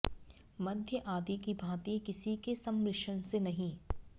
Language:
Sanskrit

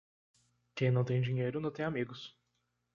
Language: Portuguese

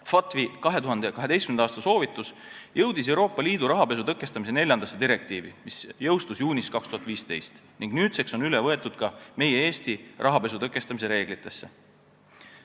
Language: Estonian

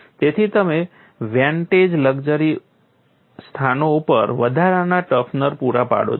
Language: Gujarati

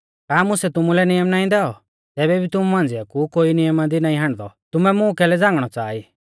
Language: Mahasu Pahari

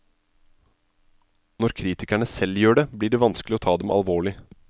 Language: Norwegian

